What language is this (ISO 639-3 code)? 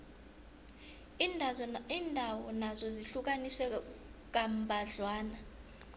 nbl